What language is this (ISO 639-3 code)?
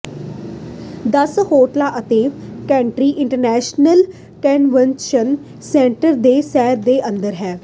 pan